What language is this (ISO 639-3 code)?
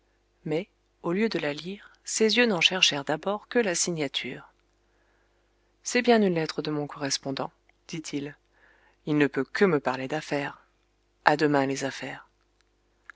fra